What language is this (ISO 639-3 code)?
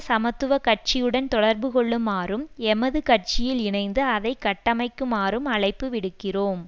tam